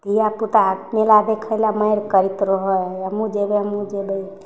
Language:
Maithili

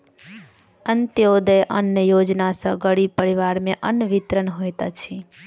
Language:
Maithili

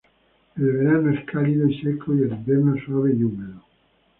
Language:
Spanish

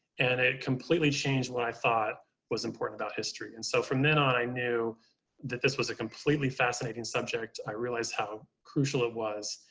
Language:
English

